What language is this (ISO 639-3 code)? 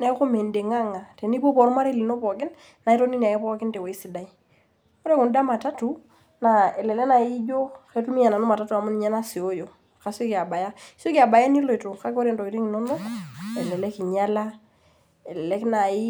mas